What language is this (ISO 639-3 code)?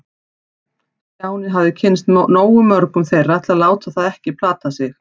isl